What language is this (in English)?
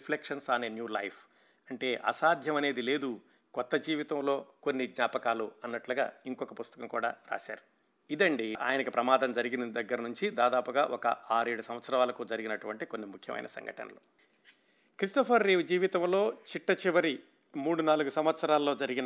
Telugu